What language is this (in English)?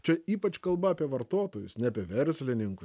Lithuanian